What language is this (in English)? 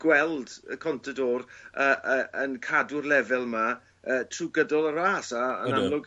Welsh